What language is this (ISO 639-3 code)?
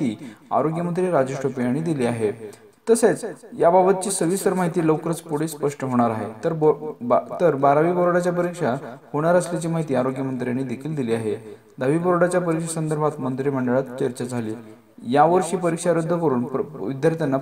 ron